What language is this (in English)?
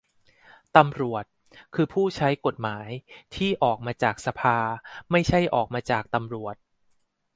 Thai